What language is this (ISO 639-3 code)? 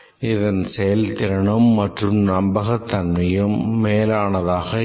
tam